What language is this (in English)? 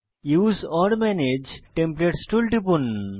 Bangla